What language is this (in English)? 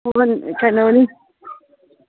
Manipuri